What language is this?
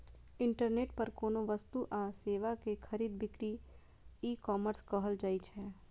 Maithili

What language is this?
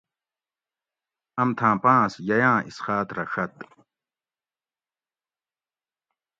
Gawri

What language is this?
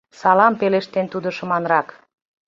Mari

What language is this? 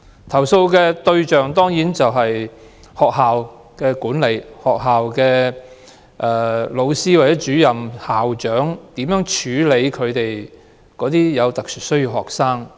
Cantonese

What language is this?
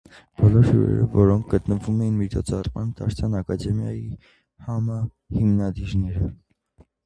Armenian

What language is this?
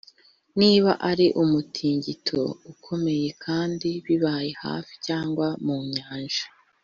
Kinyarwanda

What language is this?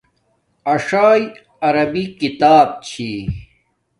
Domaaki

